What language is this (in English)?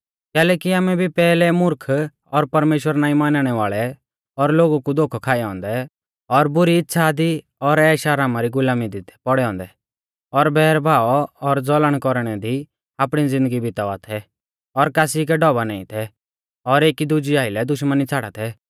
Mahasu Pahari